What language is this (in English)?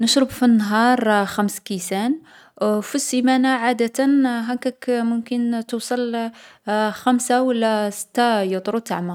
Algerian Arabic